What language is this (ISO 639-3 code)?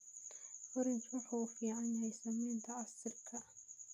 som